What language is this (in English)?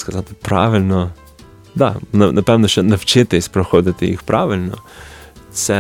Ukrainian